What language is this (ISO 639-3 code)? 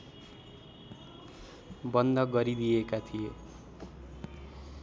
nep